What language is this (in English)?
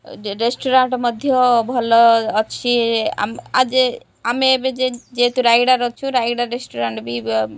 Odia